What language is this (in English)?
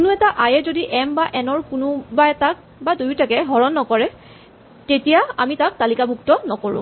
Assamese